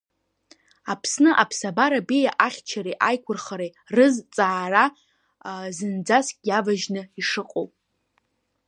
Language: Abkhazian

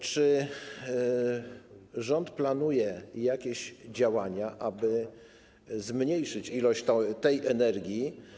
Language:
Polish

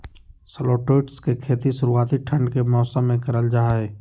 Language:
Magahi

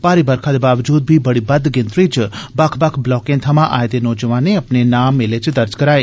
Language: Dogri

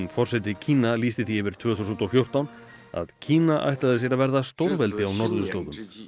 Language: Icelandic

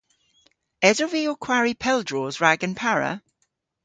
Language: Cornish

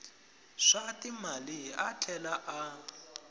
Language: Tsonga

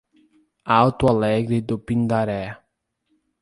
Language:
Portuguese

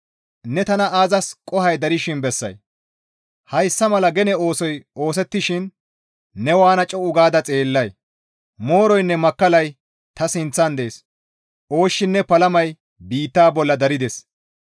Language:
Gamo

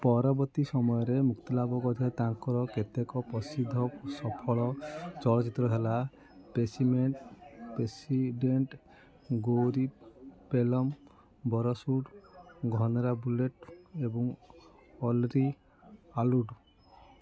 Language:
Odia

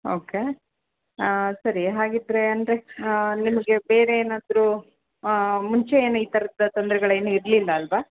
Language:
Kannada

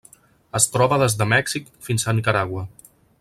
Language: Catalan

